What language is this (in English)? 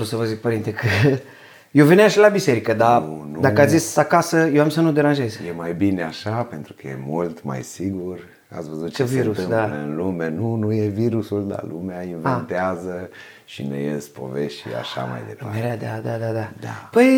Romanian